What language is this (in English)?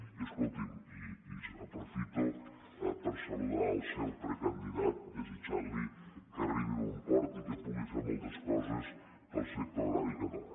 Catalan